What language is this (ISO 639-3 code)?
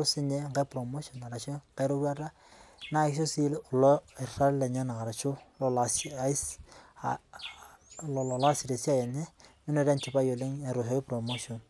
mas